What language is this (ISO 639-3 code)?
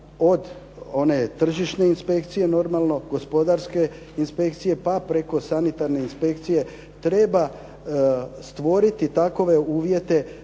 hrv